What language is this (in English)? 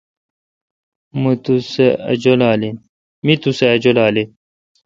Kalkoti